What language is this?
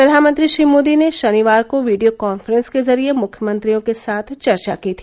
Hindi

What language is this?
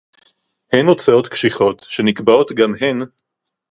Hebrew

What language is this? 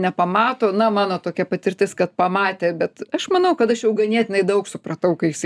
Lithuanian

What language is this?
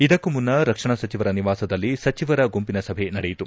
Kannada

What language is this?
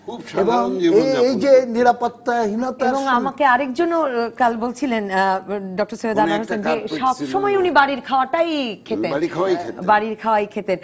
Bangla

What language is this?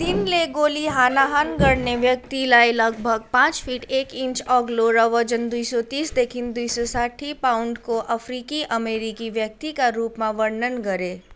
Nepali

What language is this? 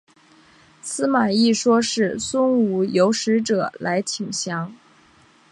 Chinese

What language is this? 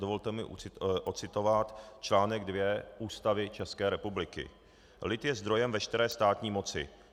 Czech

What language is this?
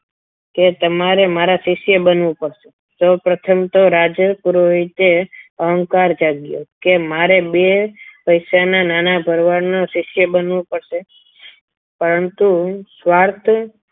Gujarati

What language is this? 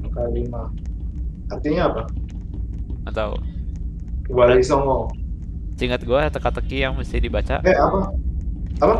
Indonesian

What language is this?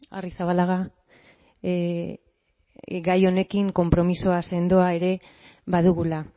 Basque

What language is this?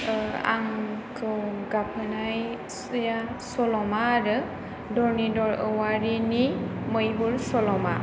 Bodo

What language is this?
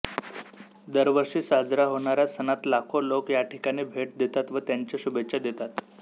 Marathi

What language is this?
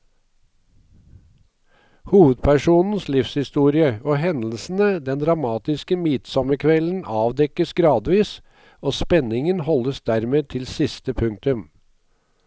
Norwegian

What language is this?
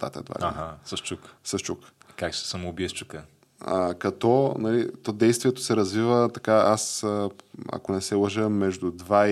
Bulgarian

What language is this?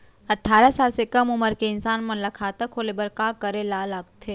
Chhattisgarhi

